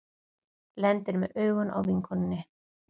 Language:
Icelandic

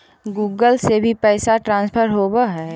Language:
Magahi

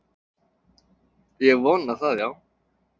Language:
Icelandic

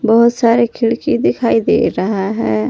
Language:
Hindi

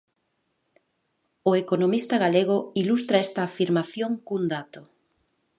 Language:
Galician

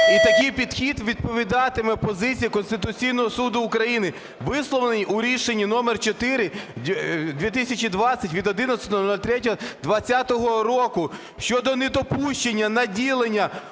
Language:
Ukrainian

